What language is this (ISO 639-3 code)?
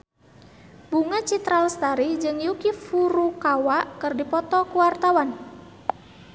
sun